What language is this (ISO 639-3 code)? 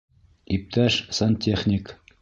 bak